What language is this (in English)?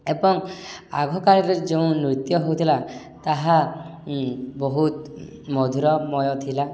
Odia